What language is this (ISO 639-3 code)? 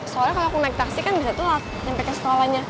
ind